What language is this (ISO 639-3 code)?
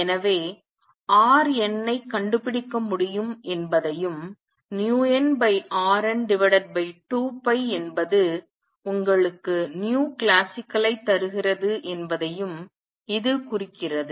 tam